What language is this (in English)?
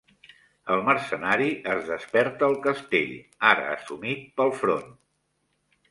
Catalan